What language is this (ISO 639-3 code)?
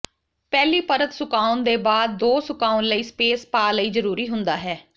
pan